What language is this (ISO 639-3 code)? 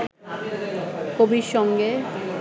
ben